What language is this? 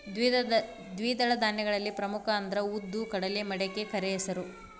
Kannada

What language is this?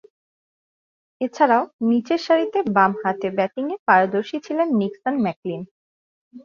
Bangla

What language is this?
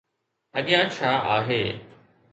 Sindhi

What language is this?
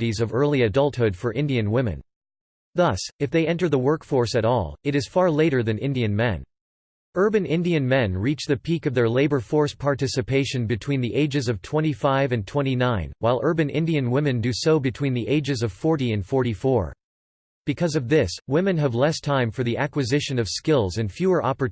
English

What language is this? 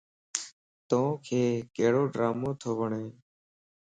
Lasi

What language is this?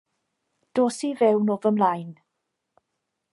Welsh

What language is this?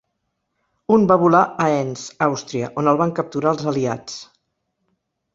Catalan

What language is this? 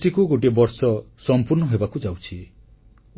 Odia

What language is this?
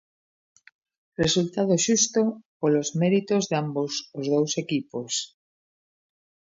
Galician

